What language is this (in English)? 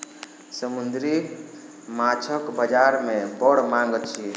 Maithili